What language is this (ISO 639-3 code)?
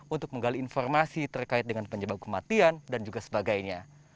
ind